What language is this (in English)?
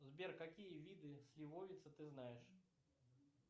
Russian